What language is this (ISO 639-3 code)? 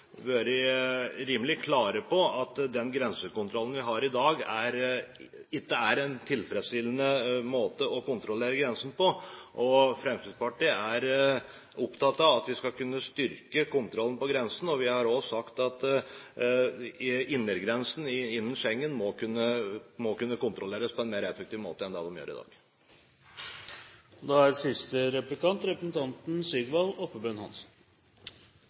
nor